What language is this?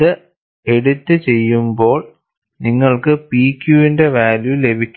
Malayalam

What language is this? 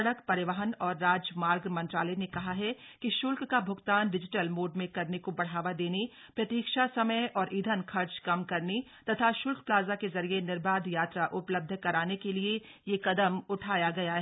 Hindi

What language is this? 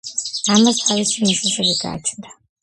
Georgian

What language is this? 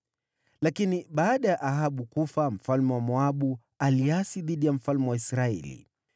Swahili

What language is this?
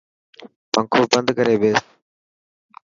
Dhatki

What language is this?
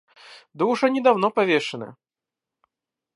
Russian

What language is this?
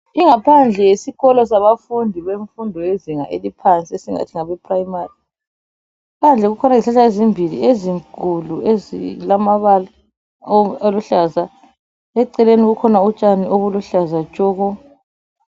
North Ndebele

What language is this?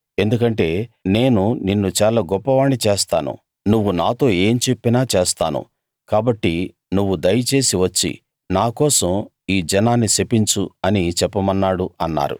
Telugu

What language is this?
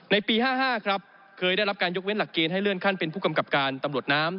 Thai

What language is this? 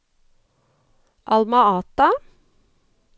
Norwegian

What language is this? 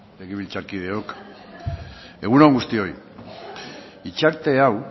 Basque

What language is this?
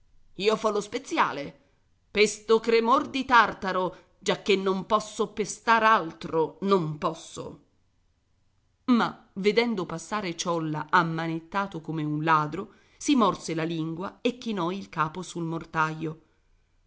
Italian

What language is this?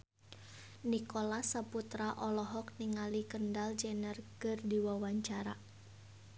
Sundanese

